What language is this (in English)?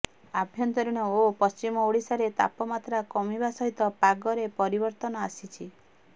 Odia